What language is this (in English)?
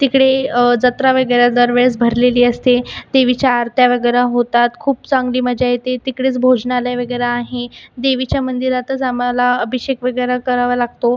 Marathi